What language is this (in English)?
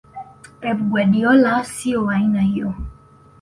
Swahili